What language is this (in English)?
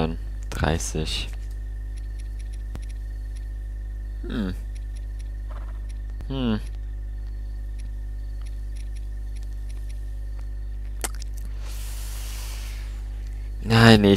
German